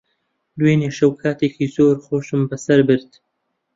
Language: Central Kurdish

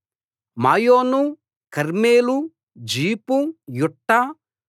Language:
Telugu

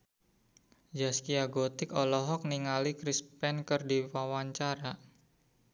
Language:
Sundanese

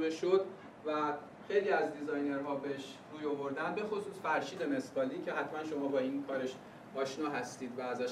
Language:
Persian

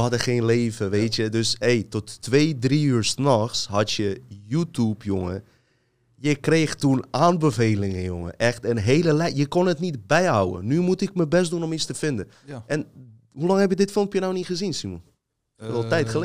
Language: Dutch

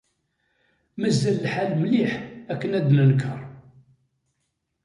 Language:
Kabyle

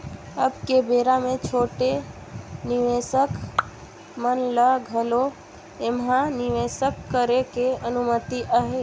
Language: Chhattisgarhi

